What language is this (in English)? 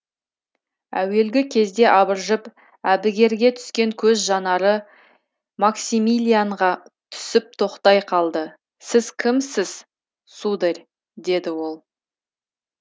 Kazakh